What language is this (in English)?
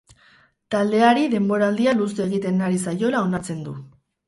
Basque